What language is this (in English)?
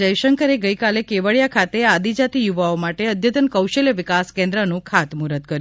Gujarati